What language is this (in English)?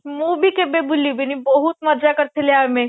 Odia